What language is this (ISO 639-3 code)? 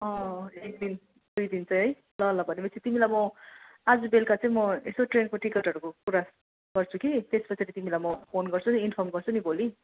nep